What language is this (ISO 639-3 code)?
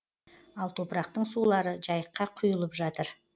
kaz